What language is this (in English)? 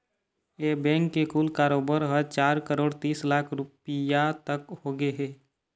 Chhattisgarhi